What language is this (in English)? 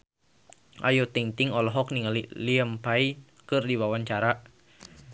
Sundanese